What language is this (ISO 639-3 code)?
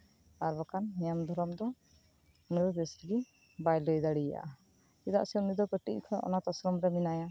sat